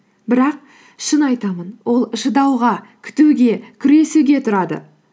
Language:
Kazakh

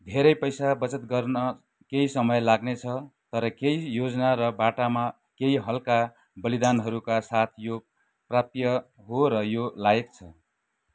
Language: Nepali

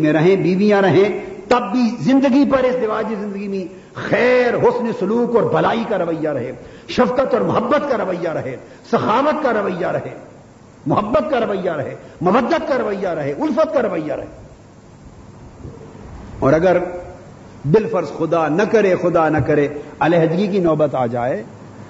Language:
Urdu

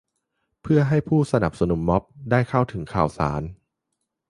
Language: Thai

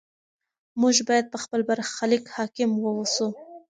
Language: Pashto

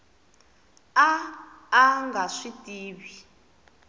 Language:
Tsonga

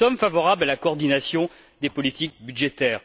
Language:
French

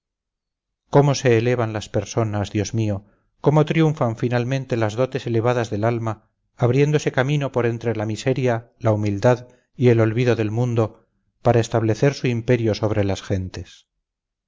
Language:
Spanish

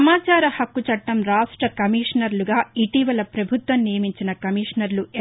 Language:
Telugu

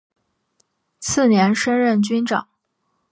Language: Chinese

